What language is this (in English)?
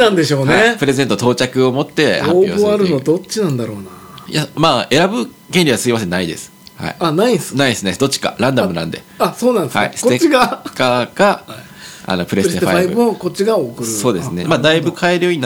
Japanese